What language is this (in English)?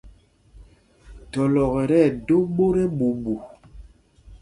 Mpumpong